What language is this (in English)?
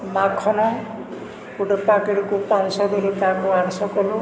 Odia